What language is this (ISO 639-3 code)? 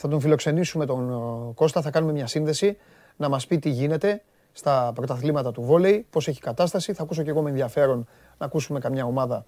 ell